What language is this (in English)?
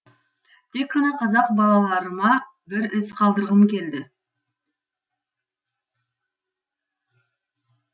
Kazakh